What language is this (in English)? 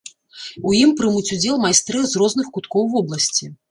Belarusian